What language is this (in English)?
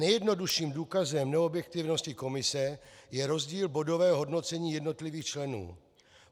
Czech